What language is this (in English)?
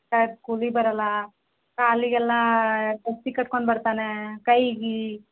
Kannada